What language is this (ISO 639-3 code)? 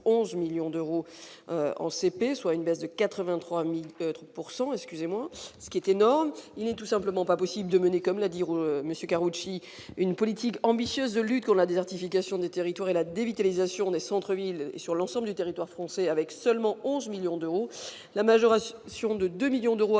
fra